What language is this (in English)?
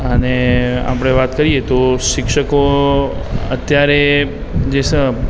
Gujarati